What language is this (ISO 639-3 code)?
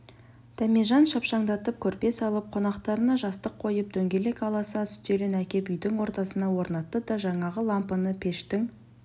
kaz